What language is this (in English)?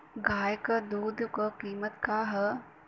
Bhojpuri